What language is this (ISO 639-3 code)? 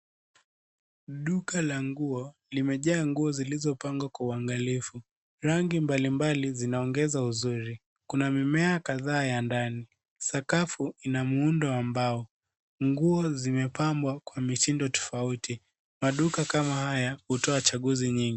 swa